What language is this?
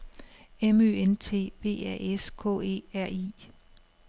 Danish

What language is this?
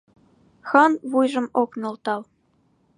Mari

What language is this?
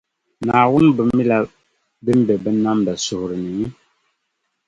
Dagbani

